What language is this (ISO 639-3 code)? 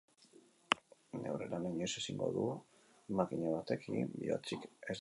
eus